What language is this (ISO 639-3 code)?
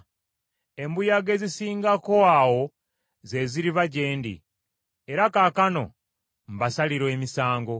lug